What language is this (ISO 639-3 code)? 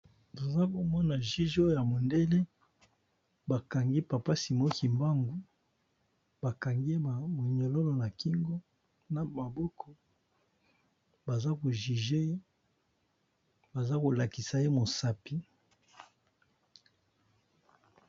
lin